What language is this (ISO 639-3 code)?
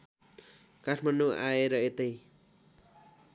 nep